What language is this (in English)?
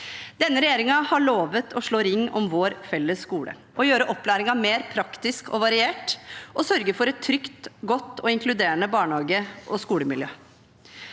Norwegian